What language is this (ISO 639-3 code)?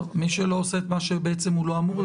heb